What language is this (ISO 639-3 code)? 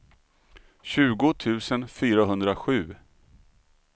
swe